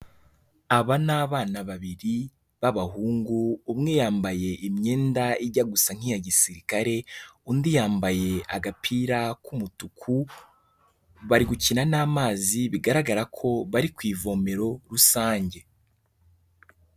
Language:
Kinyarwanda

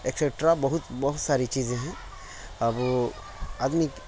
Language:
Urdu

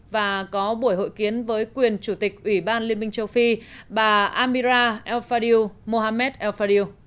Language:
Vietnamese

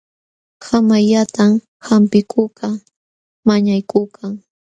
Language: Jauja Wanca Quechua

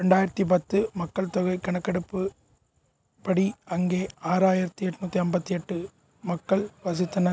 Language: Tamil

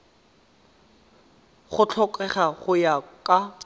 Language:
Tswana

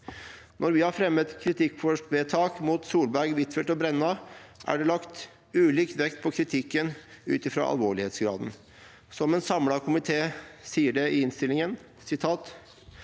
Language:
Norwegian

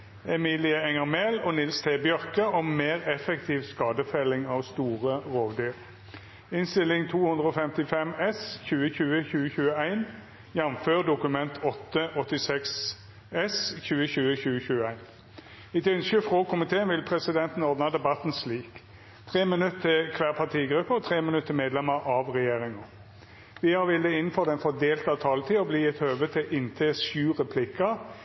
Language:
Norwegian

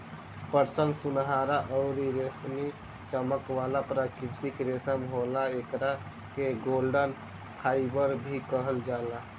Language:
Bhojpuri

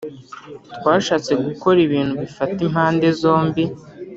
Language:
Kinyarwanda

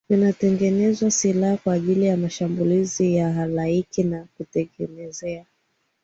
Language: Swahili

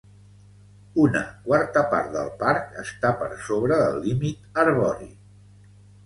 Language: Catalan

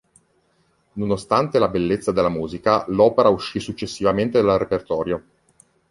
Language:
Italian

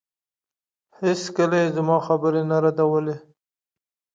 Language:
Pashto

